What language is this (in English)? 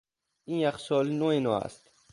Persian